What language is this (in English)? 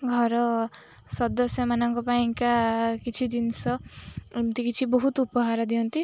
Odia